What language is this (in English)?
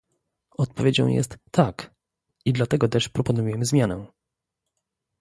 Polish